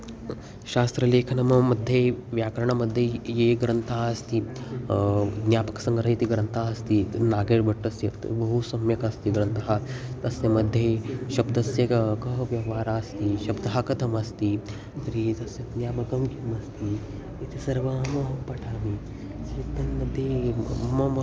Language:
Sanskrit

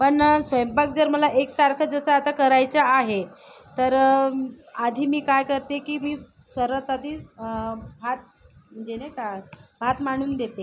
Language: Marathi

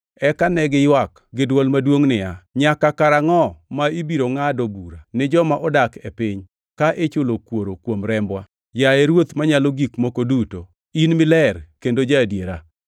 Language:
Luo (Kenya and Tanzania)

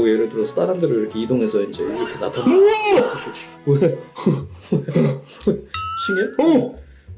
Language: Korean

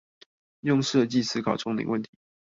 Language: Chinese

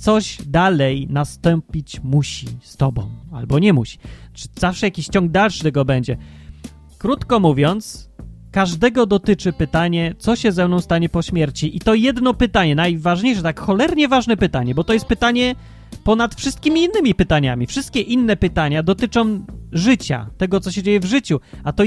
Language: Polish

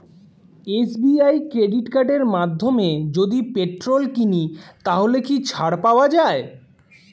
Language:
Bangla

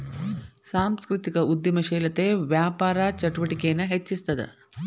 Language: Kannada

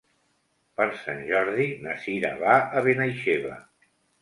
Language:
Catalan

